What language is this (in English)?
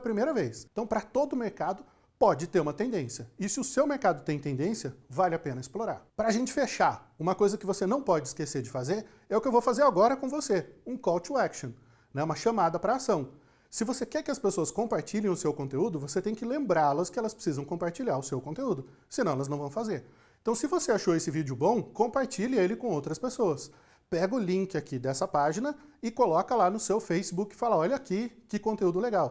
Portuguese